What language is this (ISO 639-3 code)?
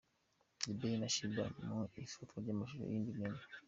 kin